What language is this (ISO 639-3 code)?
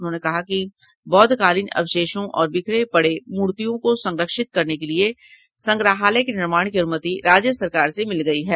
hin